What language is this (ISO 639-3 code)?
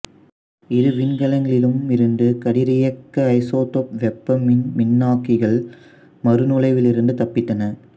tam